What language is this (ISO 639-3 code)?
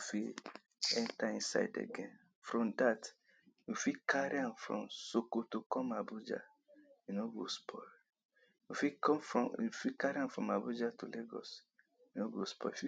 pcm